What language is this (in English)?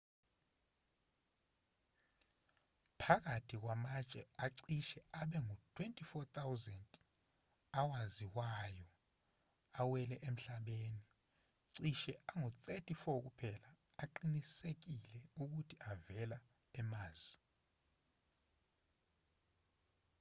Zulu